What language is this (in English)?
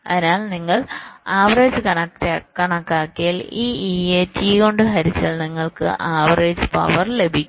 Malayalam